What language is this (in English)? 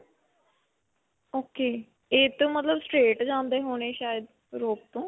Punjabi